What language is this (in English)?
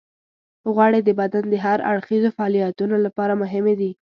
Pashto